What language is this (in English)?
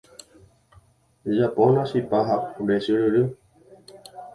Guarani